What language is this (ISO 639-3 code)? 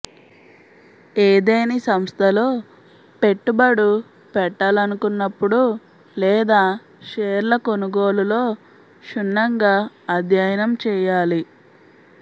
tel